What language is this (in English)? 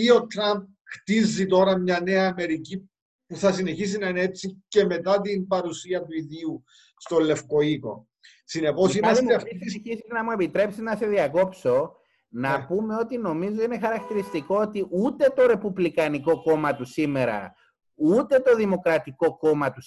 Greek